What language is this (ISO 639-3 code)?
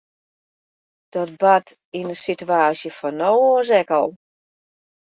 fry